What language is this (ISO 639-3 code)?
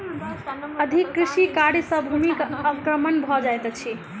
mai